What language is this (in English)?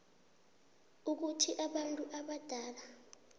South Ndebele